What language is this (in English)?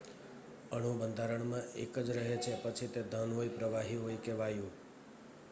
Gujarati